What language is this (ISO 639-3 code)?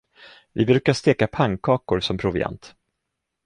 swe